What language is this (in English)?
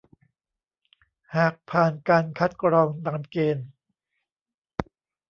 Thai